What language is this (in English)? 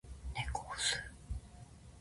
Japanese